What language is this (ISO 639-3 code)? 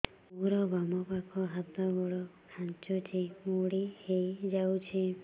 ori